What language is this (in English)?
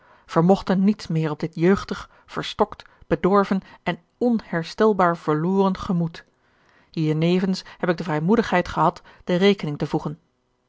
Dutch